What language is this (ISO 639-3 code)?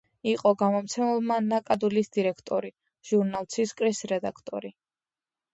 kat